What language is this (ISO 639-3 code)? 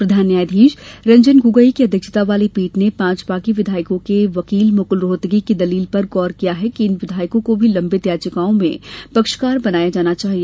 hin